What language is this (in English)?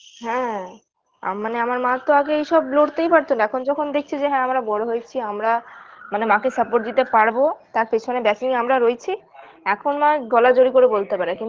Bangla